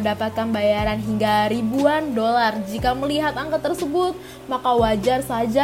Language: Indonesian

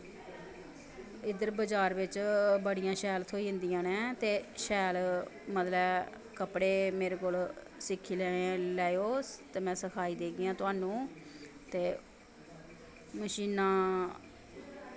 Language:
Dogri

